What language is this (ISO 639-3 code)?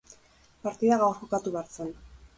eus